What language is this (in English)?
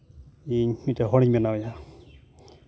Santali